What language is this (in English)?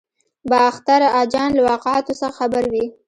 Pashto